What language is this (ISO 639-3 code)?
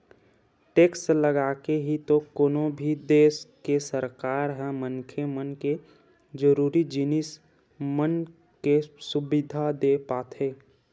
hne